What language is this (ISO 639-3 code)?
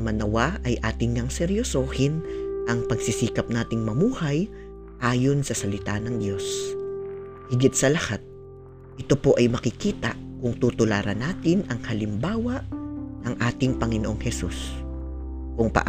fil